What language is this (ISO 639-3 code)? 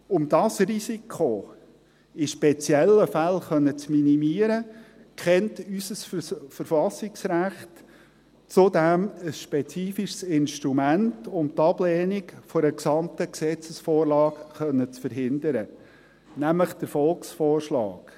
gsw